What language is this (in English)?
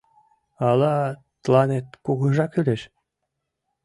Mari